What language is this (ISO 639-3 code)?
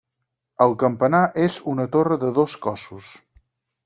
cat